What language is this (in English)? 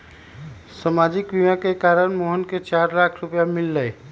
Magahi